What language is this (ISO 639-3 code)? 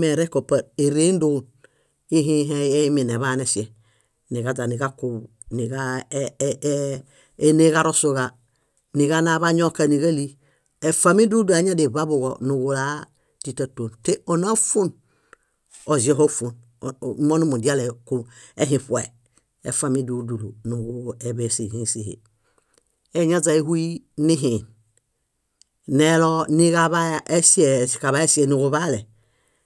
bda